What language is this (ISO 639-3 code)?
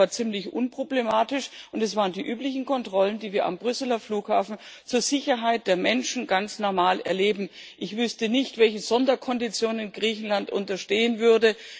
deu